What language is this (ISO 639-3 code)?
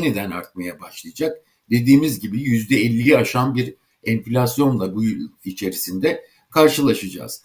tur